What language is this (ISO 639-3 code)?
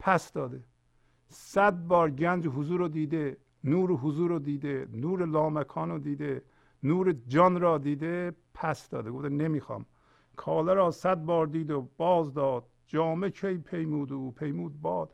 fas